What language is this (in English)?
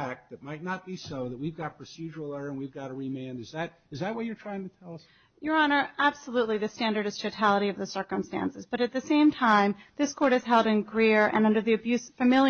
English